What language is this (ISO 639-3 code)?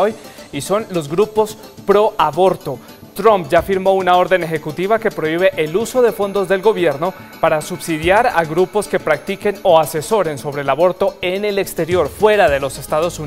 spa